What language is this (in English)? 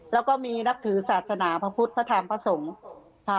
Thai